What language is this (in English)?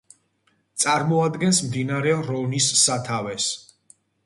Georgian